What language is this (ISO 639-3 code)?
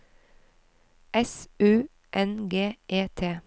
nor